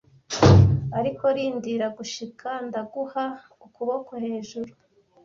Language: Kinyarwanda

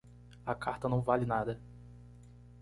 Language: Portuguese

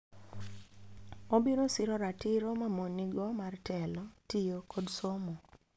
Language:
Luo (Kenya and Tanzania)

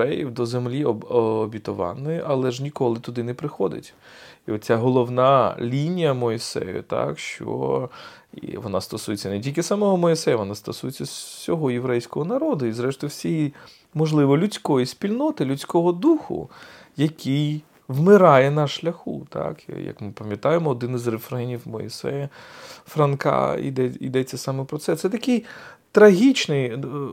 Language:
Ukrainian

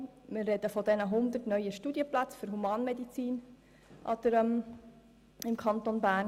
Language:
Swiss German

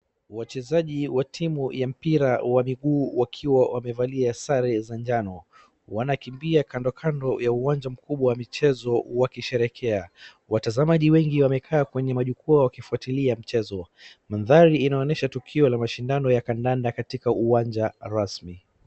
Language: Swahili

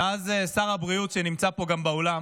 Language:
Hebrew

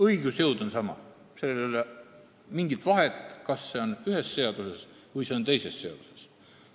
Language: Estonian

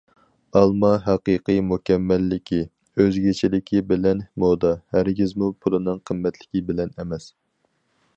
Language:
Uyghur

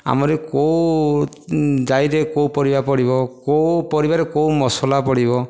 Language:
Odia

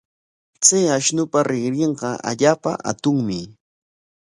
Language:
Corongo Ancash Quechua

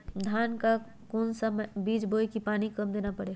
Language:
Magahi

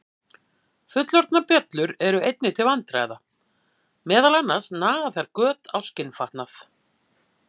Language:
Icelandic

